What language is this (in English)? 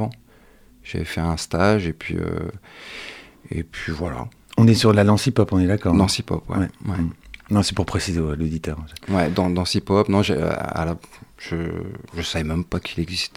French